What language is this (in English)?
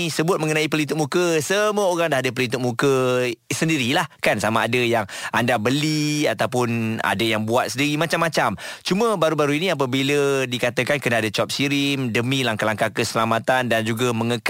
Malay